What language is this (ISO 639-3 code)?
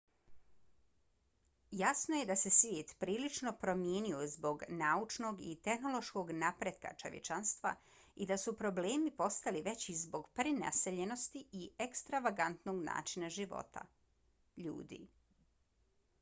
bos